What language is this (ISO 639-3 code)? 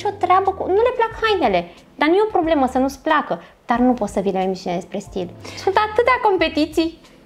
ron